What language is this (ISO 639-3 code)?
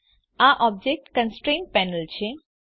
guj